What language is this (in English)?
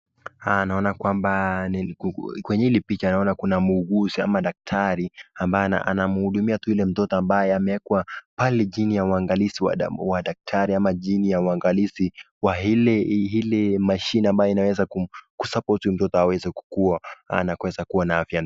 Swahili